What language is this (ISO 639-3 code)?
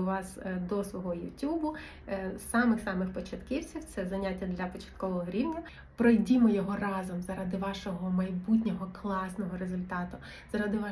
ukr